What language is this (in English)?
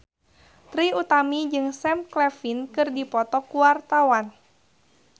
Sundanese